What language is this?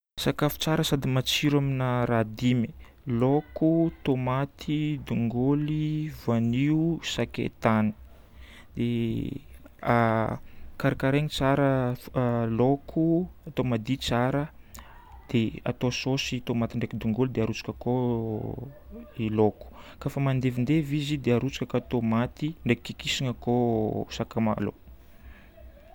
Northern Betsimisaraka Malagasy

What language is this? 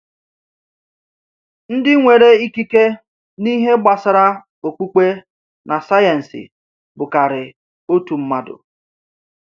Igbo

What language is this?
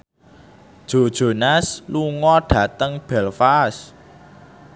Javanese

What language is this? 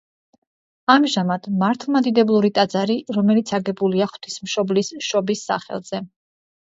Georgian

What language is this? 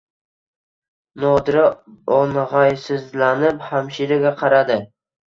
Uzbek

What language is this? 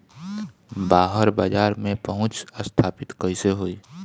Bhojpuri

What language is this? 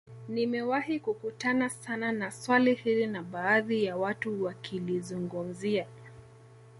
Swahili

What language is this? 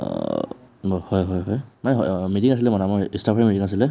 Assamese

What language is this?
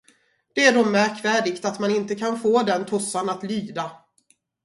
Swedish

